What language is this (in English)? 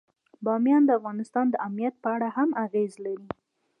Pashto